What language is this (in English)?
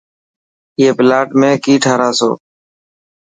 Dhatki